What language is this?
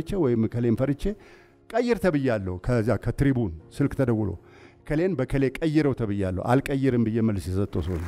Arabic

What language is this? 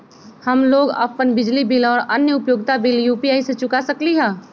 Magahi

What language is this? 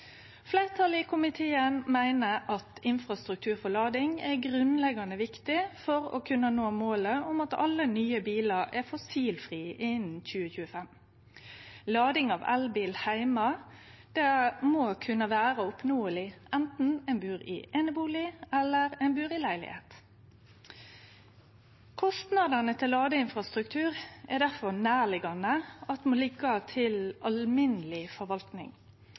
Norwegian Nynorsk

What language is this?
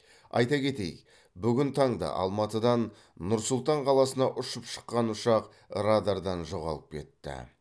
Kazakh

